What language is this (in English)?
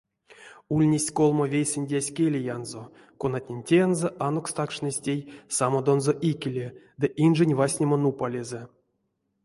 Erzya